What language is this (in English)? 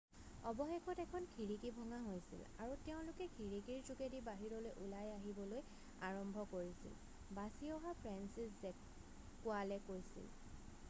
Assamese